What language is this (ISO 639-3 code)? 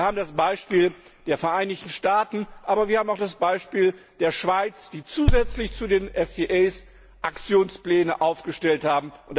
deu